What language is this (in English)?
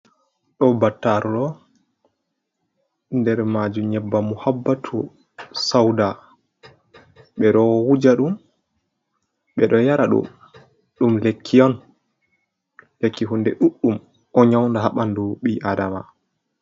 Fula